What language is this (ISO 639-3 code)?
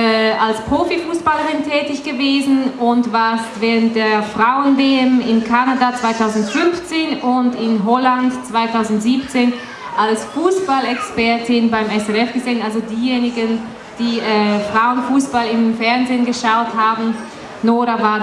deu